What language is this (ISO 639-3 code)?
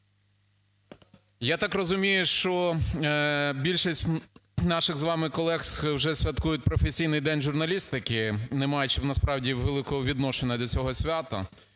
ukr